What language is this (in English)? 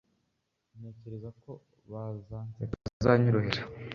Kinyarwanda